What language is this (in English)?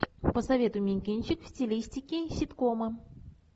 Russian